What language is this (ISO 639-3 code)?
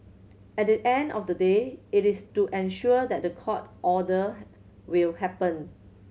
eng